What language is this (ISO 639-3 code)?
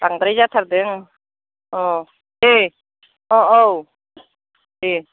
brx